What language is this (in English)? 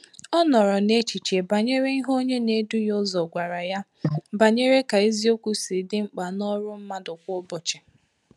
Igbo